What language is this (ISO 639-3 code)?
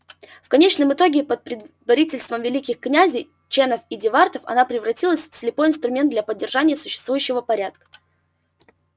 rus